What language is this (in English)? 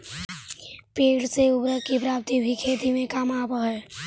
Magahi